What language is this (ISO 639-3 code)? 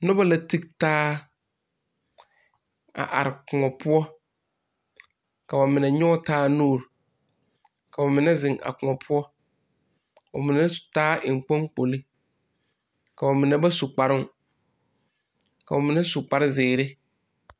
dga